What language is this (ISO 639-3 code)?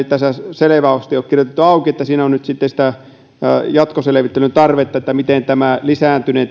fin